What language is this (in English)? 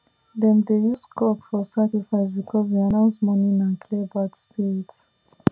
Nigerian Pidgin